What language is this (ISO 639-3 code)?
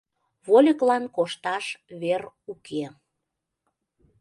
chm